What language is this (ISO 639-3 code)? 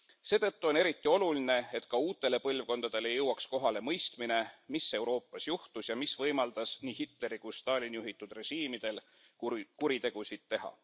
est